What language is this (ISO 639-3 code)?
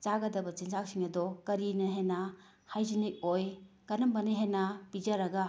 mni